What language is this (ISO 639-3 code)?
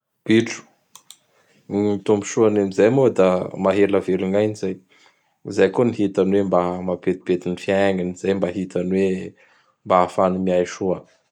bhr